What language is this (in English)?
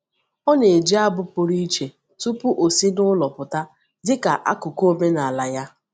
Igbo